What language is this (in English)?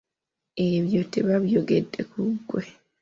Ganda